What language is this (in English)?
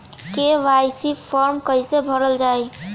Bhojpuri